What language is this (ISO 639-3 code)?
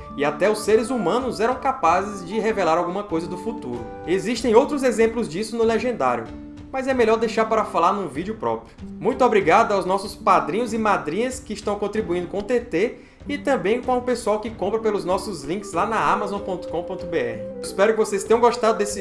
por